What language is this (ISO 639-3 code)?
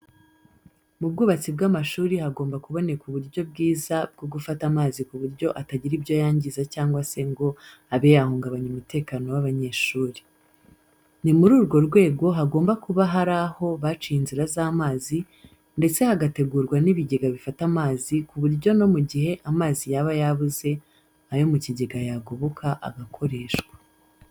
kin